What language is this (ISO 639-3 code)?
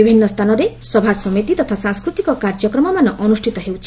ori